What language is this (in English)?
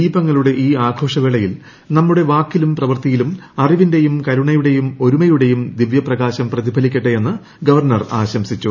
Malayalam